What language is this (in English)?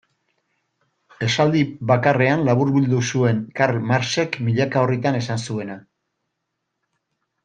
Basque